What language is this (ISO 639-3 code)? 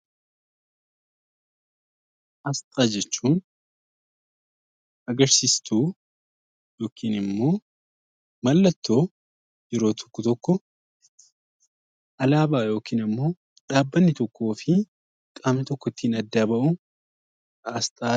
orm